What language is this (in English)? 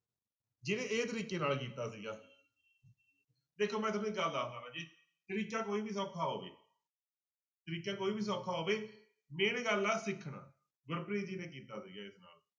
Punjabi